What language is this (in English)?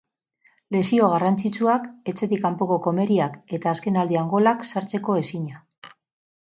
Basque